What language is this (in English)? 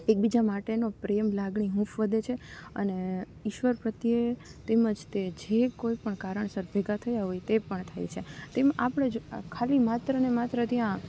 Gujarati